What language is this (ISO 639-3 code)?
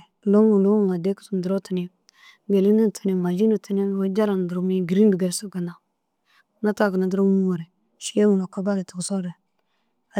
dzg